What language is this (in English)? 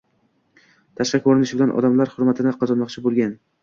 Uzbek